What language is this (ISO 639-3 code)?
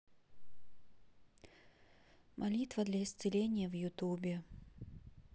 rus